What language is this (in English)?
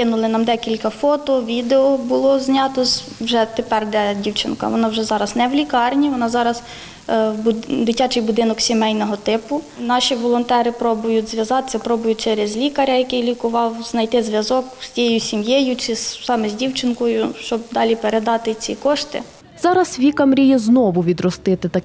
Ukrainian